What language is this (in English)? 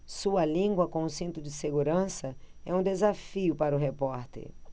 Portuguese